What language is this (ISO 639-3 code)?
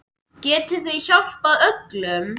isl